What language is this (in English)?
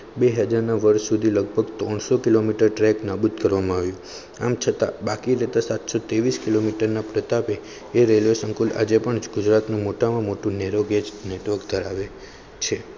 Gujarati